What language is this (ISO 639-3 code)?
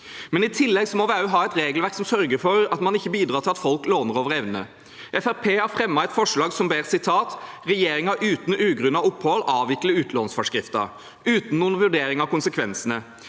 nor